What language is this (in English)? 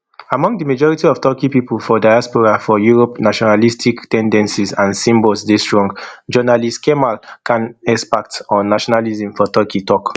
Nigerian Pidgin